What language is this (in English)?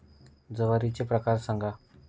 Marathi